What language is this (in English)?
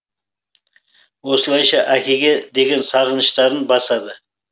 Kazakh